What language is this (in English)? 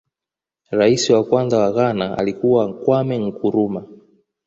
Swahili